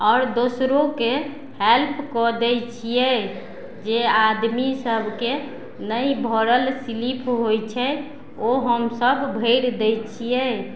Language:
Maithili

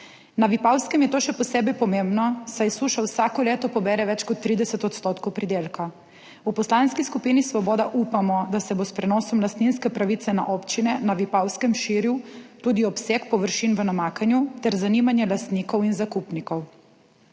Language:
Slovenian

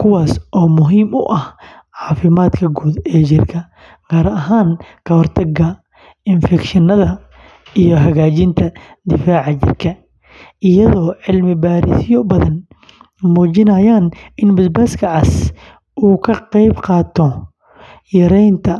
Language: Somali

